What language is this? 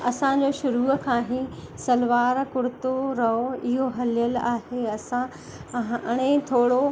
Sindhi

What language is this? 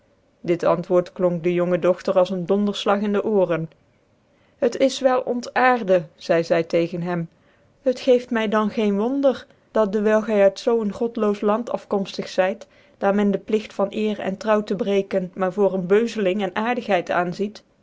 Dutch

